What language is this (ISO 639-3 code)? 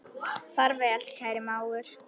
isl